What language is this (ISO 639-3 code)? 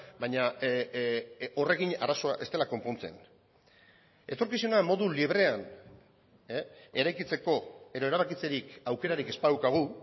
eus